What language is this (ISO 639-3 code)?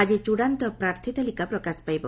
ori